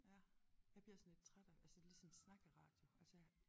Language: Danish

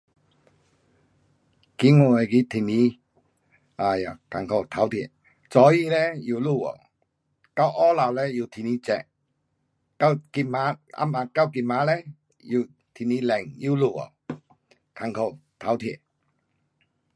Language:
Pu-Xian Chinese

